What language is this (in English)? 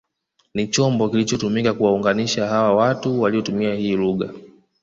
Swahili